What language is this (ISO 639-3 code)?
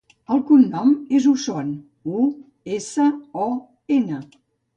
cat